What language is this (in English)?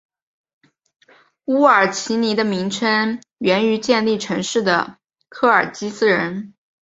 Chinese